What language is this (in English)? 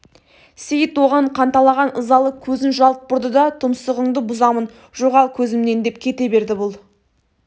Kazakh